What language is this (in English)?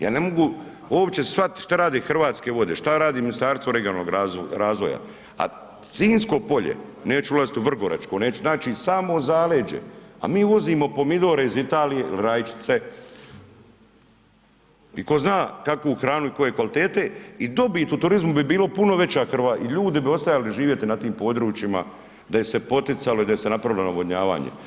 Croatian